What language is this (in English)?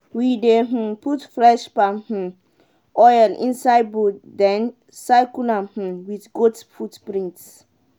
Nigerian Pidgin